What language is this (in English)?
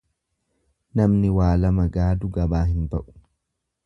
Oromo